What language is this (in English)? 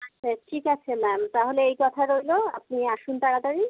Bangla